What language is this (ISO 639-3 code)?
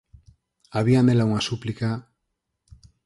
glg